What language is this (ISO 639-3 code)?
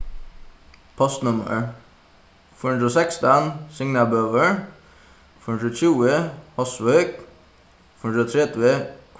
fao